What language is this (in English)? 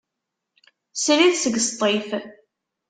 Kabyle